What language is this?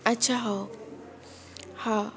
Odia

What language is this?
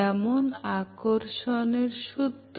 Bangla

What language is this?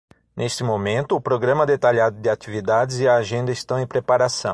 Portuguese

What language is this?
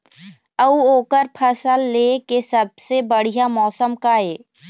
Chhattisgarhi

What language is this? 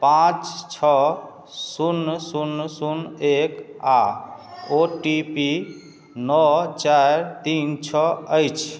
Maithili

